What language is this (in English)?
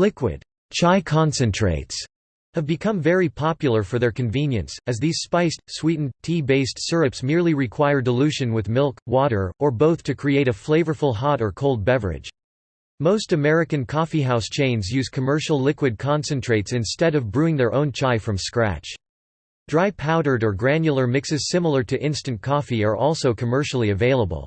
English